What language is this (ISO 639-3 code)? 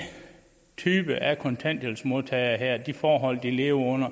dan